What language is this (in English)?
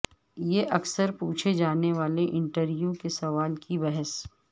Urdu